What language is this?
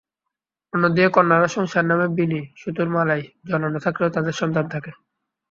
Bangla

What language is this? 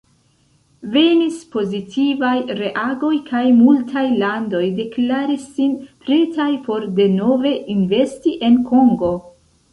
Esperanto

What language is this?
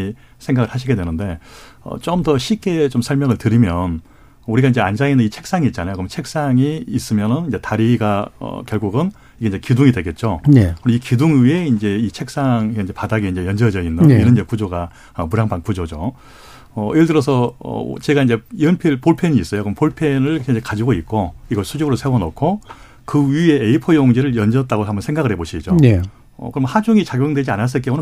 Korean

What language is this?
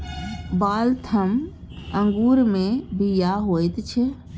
Maithili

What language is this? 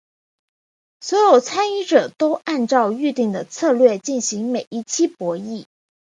Chinese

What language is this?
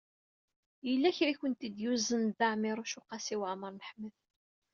Kabyle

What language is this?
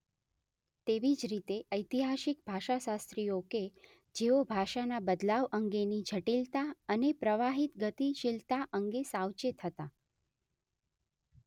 Gujarati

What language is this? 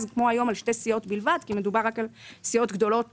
Hebrew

